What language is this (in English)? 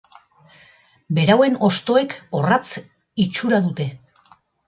Basque